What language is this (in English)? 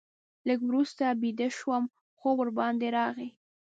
Pashto